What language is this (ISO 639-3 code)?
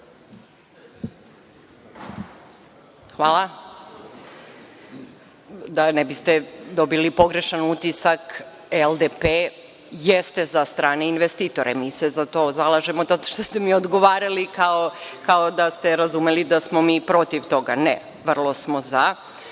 srp